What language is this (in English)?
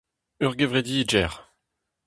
Breton